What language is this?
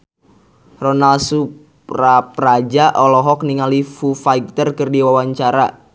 Sundanese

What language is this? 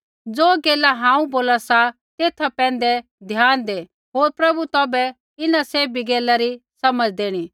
Kullu Pahari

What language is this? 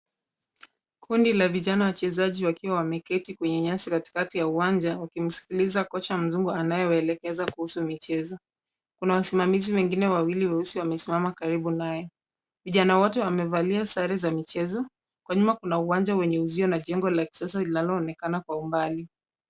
Swahili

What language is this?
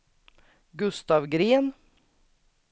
Swedish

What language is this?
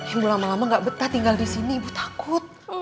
Indonesian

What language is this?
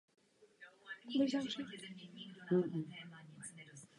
Czech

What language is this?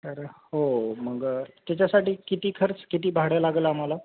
Marathi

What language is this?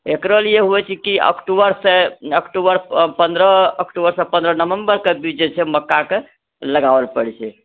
Maithili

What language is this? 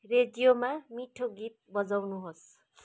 Nepali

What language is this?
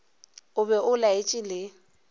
Northern Sotho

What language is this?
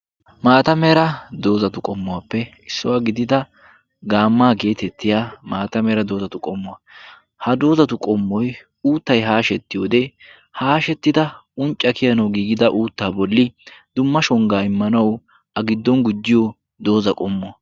Wolaytta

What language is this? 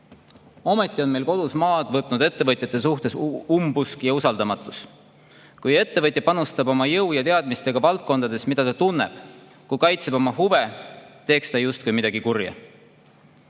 Estonian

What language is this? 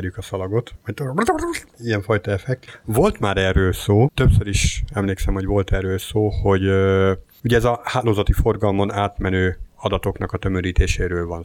Hungarian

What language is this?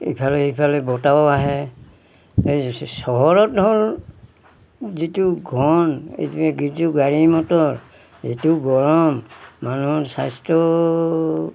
Assamese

